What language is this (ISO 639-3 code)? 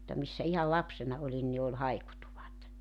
fin